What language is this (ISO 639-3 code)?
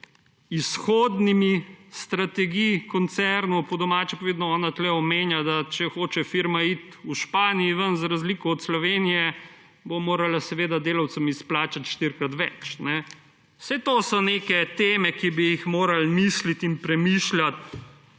slv